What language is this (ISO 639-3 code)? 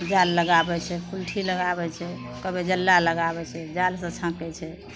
mai